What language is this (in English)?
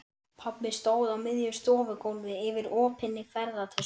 Icelandic